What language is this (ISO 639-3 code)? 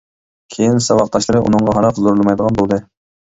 uig